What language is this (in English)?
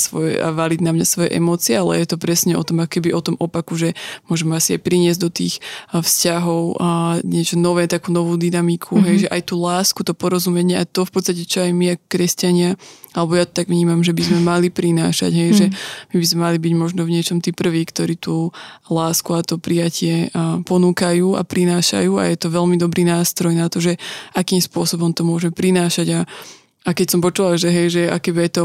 Slovak